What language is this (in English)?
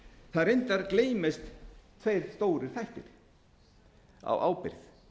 Icelandic